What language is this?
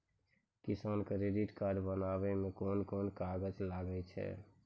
Maithili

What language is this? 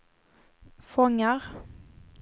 Swedish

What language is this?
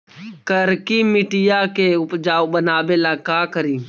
Magahi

